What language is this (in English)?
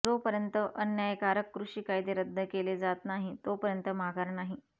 Marathi